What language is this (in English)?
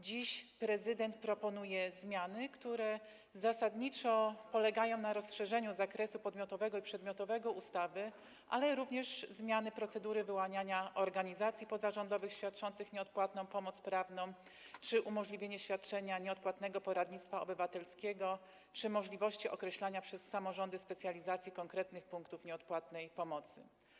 Polish